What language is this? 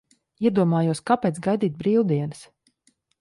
Latvian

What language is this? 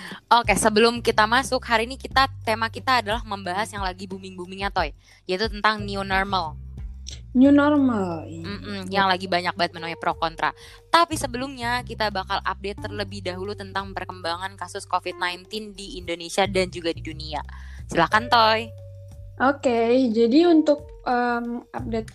Indonesian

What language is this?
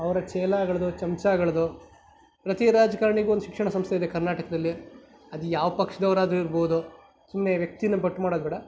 Kannada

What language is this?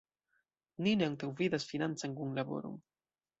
Esperanto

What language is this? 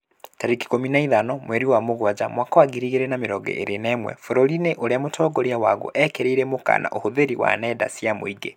Kikuyu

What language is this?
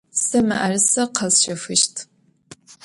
Adyghe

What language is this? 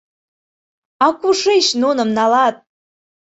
Mari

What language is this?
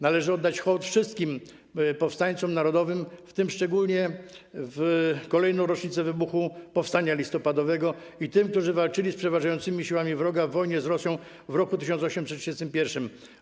Polish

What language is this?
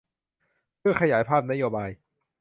Thai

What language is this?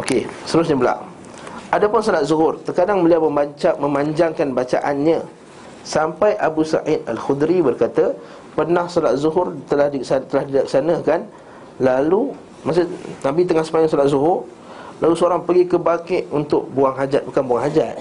Malay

